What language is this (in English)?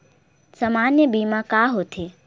Chhattisgarhi